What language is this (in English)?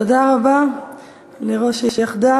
Hebrew